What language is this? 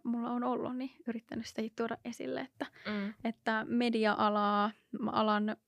Finnish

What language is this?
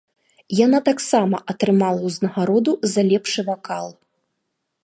Belarusian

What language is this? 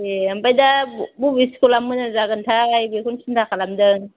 Bodo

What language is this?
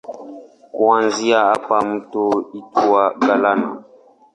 Swahili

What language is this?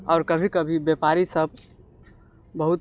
Maithili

